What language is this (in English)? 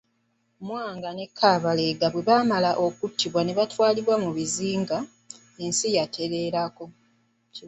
Ganda